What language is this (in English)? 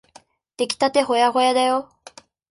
Japanese